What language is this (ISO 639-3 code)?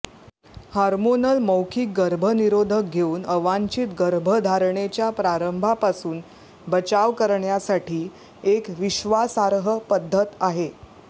mar